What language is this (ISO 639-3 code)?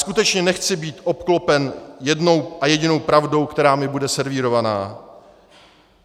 ces